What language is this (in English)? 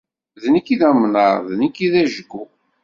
Kabyle